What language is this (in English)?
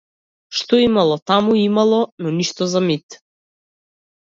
Macedonian